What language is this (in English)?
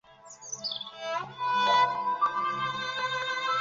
Chinese